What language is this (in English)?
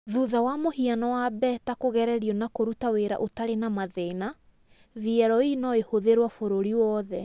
Kikuyu